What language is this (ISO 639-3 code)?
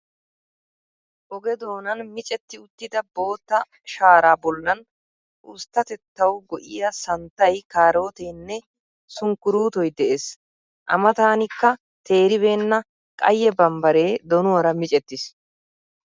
wal